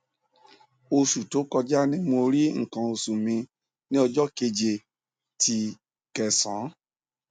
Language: Yoruba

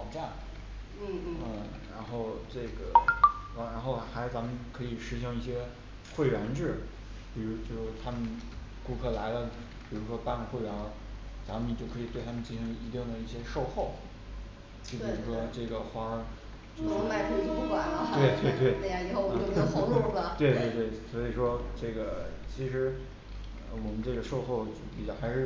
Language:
Chinese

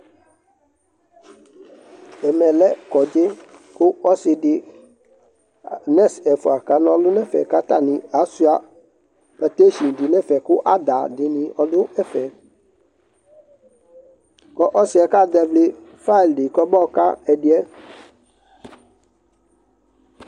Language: Ikposo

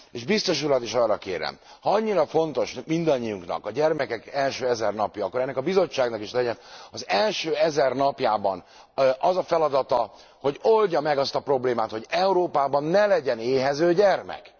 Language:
Hungarian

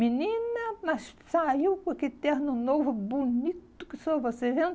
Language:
Portuguese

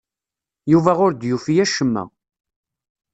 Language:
Kabyle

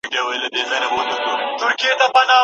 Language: Pashto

